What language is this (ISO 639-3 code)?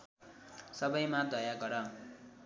nep